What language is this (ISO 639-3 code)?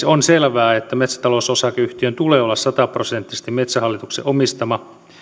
fin